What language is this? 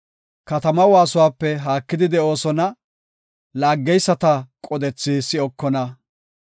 Gofa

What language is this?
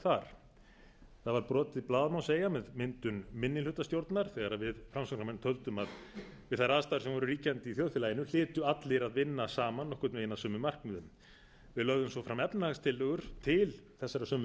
Icelandic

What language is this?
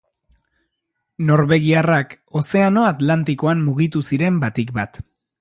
Basque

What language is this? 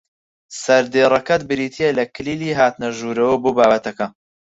Central Kurdish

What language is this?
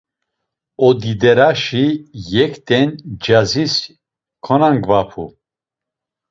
Laz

